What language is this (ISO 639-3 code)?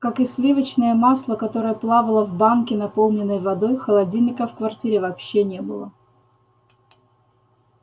rus